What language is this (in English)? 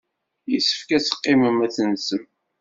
Kabyle